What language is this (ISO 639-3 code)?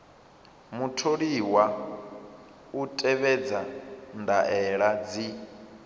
ven